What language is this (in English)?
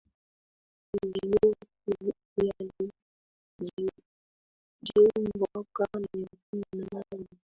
Swahili